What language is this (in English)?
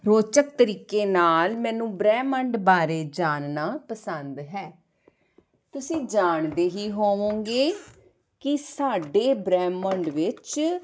Punjabi